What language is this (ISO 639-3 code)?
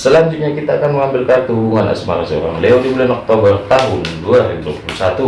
ind